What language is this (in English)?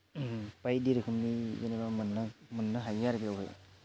Bodo